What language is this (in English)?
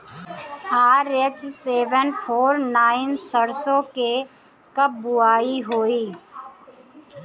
Bhojpuri